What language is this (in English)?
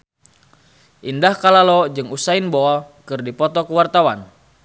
Sundanese